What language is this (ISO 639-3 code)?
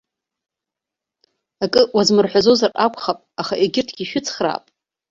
abk